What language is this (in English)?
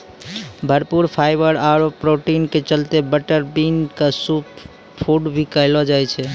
Maithili